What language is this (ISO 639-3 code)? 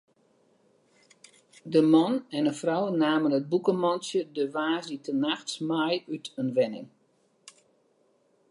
fry